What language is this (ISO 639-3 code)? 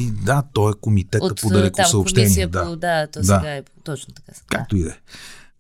bul